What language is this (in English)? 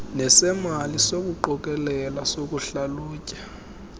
Xhosa